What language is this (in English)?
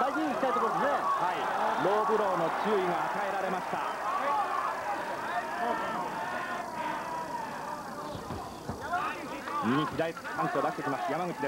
Japanese